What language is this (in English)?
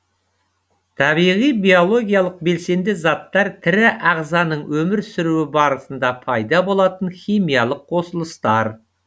Kazakh